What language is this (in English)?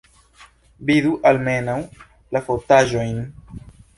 Esperanto